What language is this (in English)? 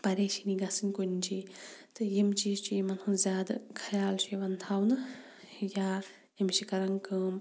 Kashmiri